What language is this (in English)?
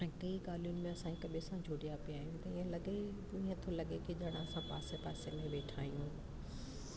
Sindhi